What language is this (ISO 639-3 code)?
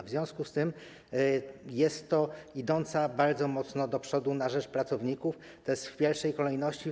pol